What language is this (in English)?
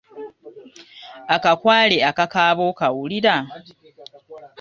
Ganda